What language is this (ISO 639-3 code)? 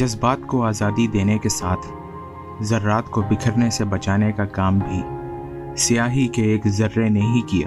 urd